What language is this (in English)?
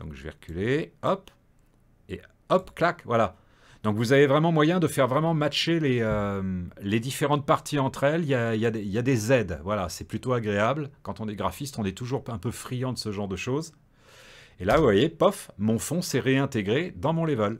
French